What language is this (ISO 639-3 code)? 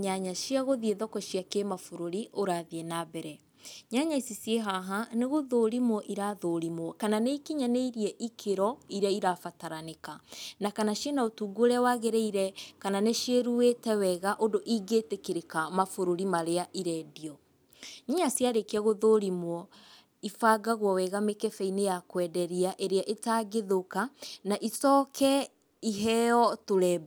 kik